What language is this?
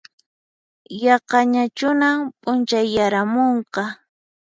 Puno Quechua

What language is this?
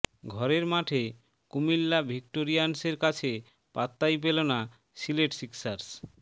Bangla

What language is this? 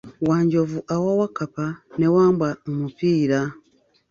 Ganda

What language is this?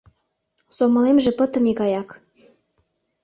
Mari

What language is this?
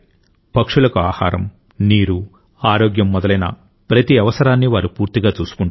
Telugu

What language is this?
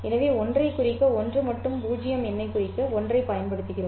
Tamil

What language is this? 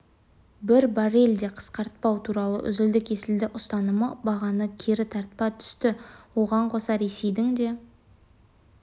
Kazakh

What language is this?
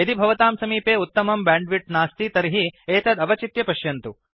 Sanskrit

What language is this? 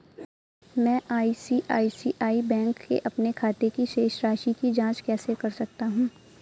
Hindi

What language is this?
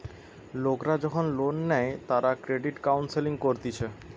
Bangla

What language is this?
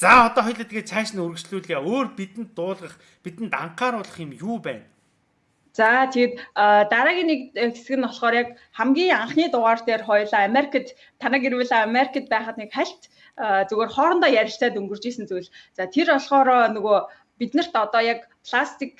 French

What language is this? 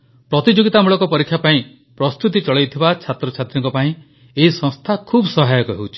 Odia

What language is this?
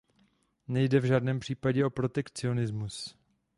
Czech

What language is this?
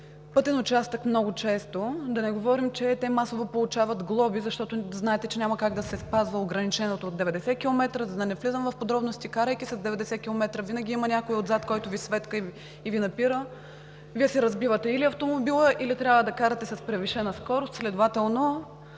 Bulgarian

